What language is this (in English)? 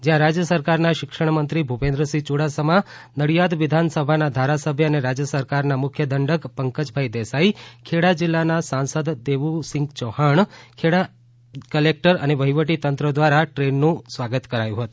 Gujarati